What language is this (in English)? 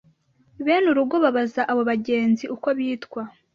Kinyarwanda